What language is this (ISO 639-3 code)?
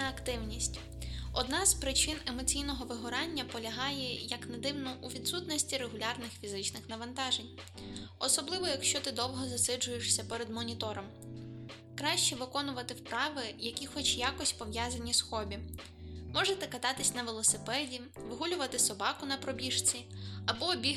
ukr